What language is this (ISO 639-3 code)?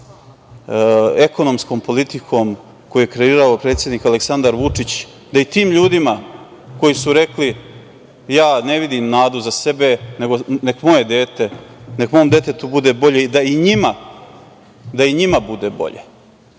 srp